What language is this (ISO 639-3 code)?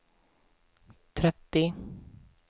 swe